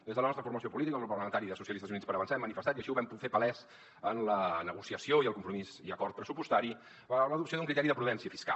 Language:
Catalan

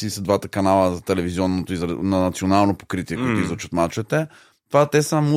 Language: Bulgarian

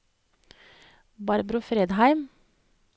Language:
Norwegian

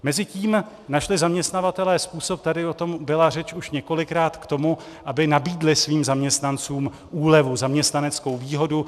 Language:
Czech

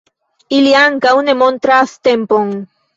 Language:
Esperanto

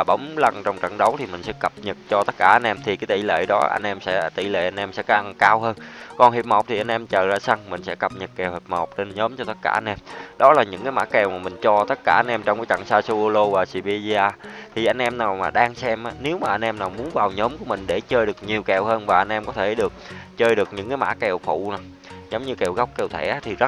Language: Vietnamese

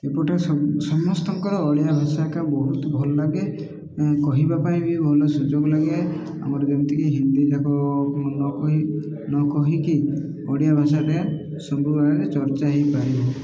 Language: Odia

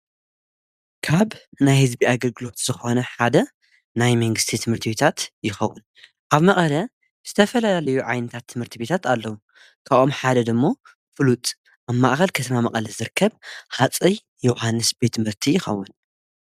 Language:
Tigrinya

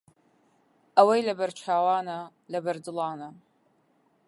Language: Central Kurdish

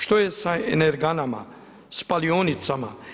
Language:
Croatian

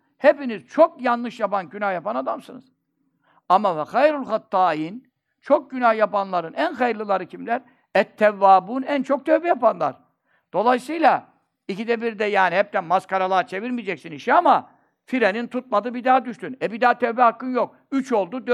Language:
Turkish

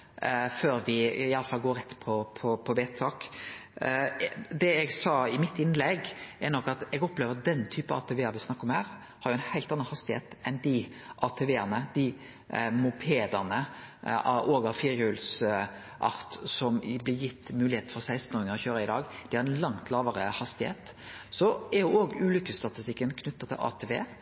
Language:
Norwegian Nynorsk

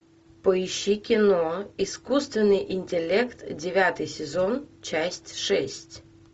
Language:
Russian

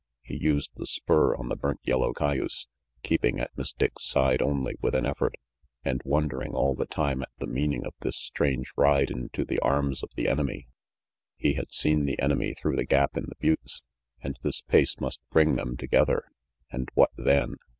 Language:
English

